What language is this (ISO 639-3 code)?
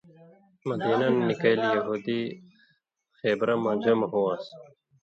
mvy